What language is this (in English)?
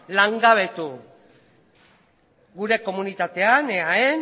Basque